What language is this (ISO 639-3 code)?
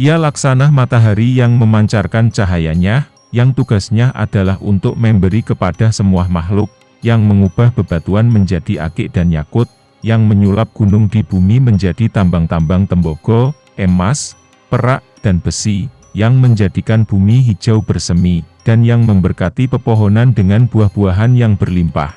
ind